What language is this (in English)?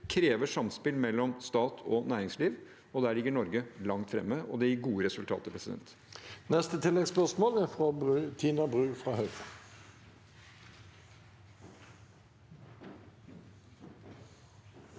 Norwegian